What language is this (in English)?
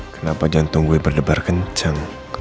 Indonesian